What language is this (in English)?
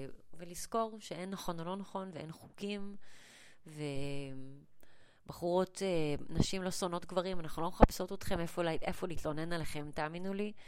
Hebrew